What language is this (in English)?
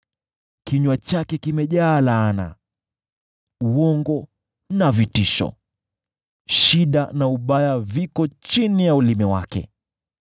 Swahili